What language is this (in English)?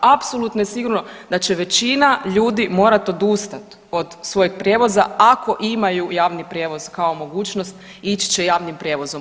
Croatian